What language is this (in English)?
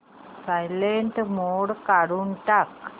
Marathi